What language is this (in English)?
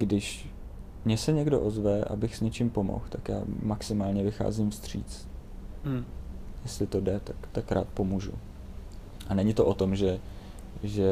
Czech